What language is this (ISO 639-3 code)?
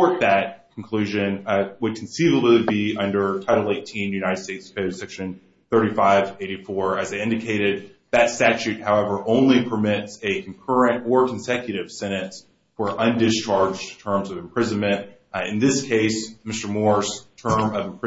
eng